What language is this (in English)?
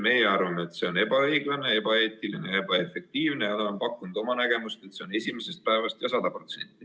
Estonian